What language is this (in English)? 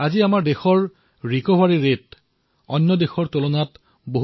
Assamese